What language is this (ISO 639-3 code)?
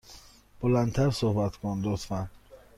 fas